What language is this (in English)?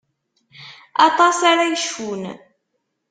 Kabyle